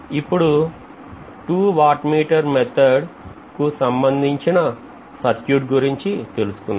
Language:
Telugu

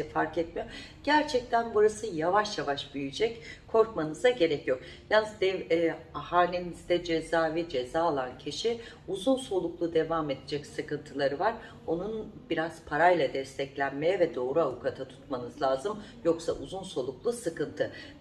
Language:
Turkish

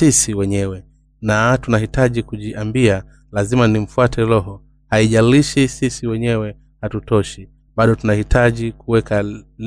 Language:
Swahili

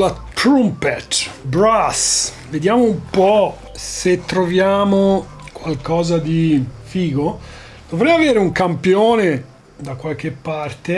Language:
Italian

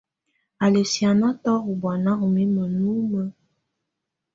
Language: Tunen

